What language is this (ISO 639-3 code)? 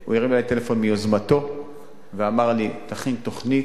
heb